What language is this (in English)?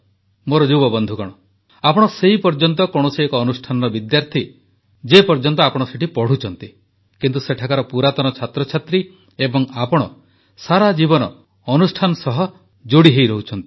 Odia